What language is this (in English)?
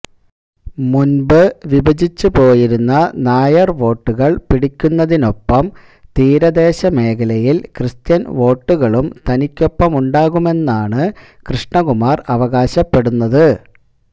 Malayalam